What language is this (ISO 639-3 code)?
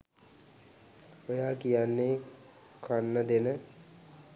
sin